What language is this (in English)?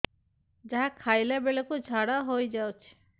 Odia